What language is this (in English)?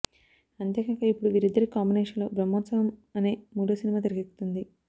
Telugu